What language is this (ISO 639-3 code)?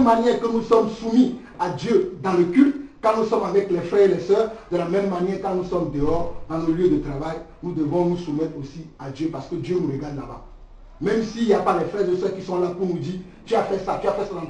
fra